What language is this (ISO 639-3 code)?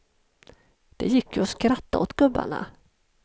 swe